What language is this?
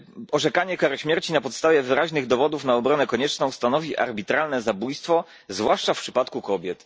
Polish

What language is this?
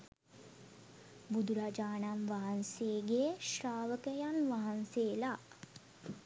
Sinhala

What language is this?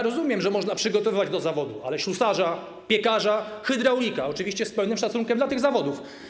Polish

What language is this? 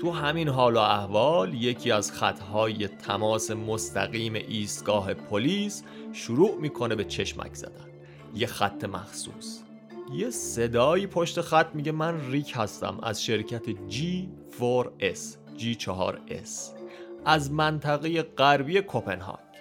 Persian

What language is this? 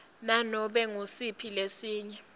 Swati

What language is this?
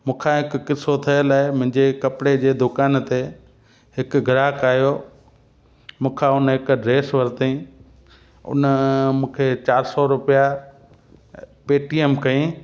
Sindhi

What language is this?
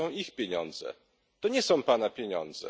Polish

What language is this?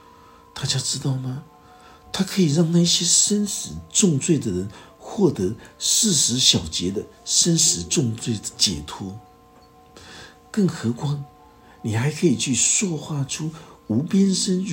Chinese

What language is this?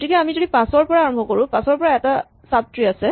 Assamese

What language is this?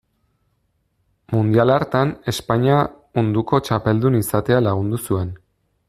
Basque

